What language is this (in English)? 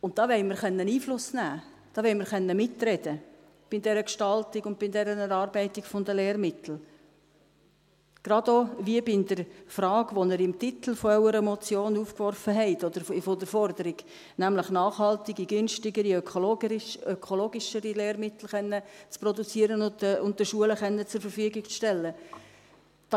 Swiss German